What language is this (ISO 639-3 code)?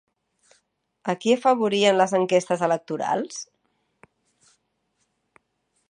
cat